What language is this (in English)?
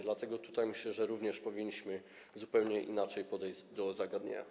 Polish